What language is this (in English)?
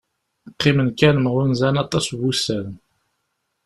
Kabyle